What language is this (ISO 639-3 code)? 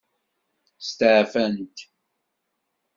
kab